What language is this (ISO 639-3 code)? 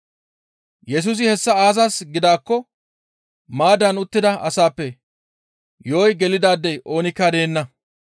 gmv